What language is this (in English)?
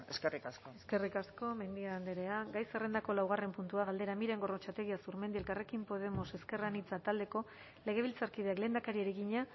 Basque